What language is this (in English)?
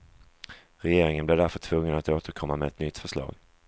Swedish